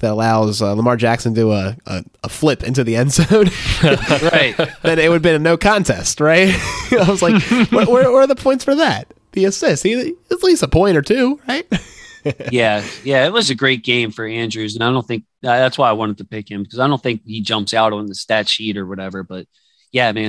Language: English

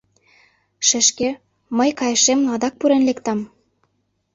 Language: Mari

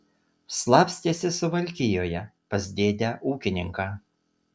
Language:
Lithuanian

